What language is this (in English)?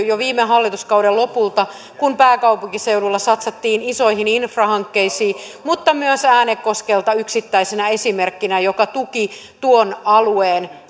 Finnish